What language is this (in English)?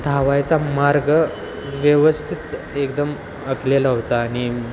Marathi